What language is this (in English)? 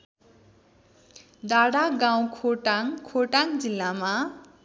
Nepali